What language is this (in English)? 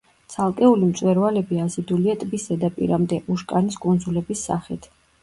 Georgian